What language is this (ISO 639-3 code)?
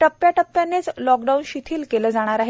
mar